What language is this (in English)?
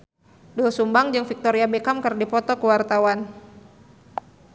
Sundanese